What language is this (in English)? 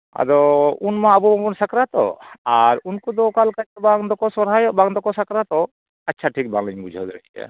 Santali